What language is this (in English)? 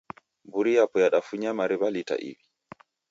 Taita